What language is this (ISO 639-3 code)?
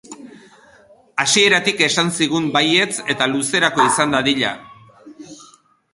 eus